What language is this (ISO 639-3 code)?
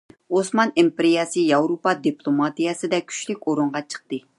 uig